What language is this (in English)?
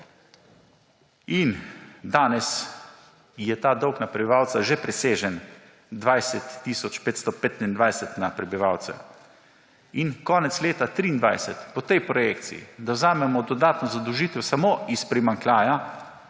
Slovenian